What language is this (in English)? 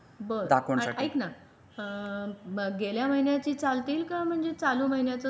Marathi